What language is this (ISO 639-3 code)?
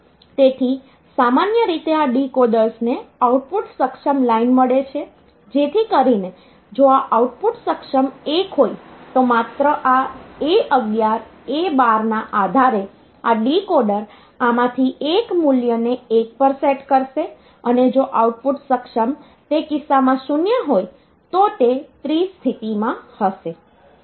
guj